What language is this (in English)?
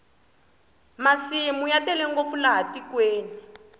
Tsonga